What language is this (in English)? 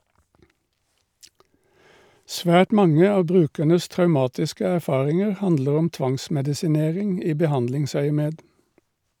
Norwegian